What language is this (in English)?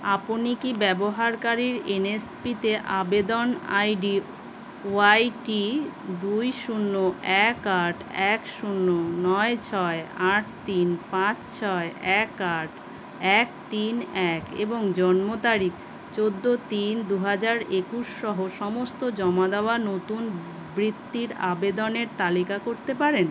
Bangla